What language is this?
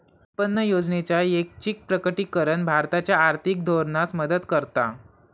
Marathi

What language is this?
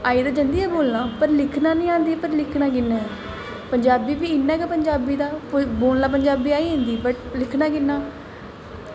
Dogri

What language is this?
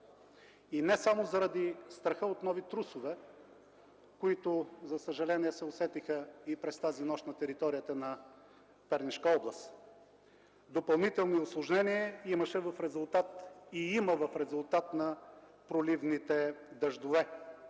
Bulgarian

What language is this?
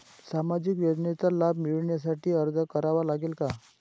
Marathi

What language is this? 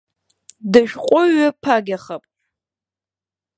Abkhazian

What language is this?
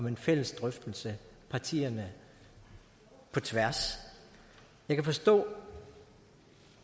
Danish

